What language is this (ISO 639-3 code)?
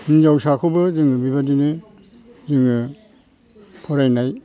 brx